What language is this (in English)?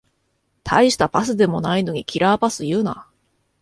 Japanese